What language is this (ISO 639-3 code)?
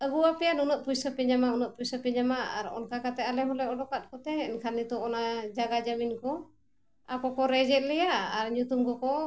sat